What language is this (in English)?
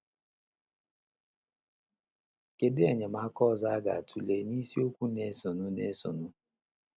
Igbo